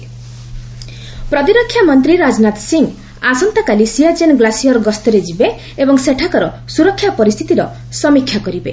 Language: Odia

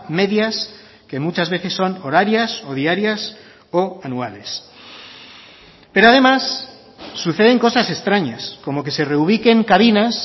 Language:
Spanish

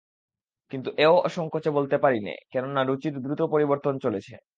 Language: Bangla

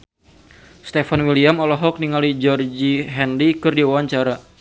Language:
Sundanese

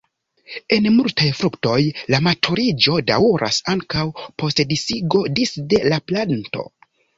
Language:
Esperanto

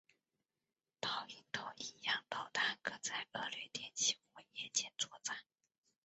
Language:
Chinese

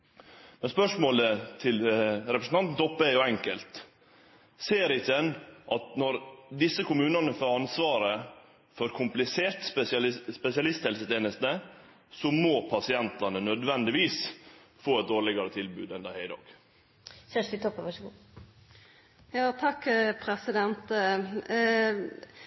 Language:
Norwegian Nynorsk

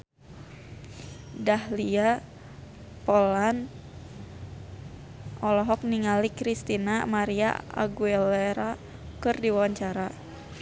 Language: Sundanese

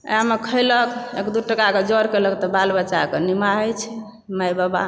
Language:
Maithili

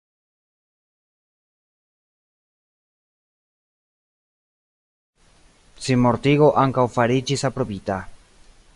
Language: Esperanto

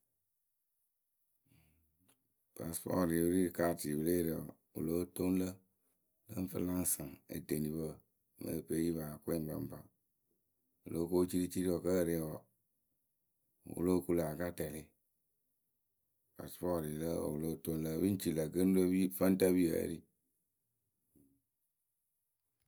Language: Akebu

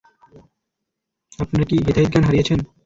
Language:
Bangla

